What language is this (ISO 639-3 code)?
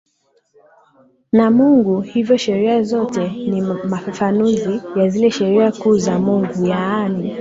swa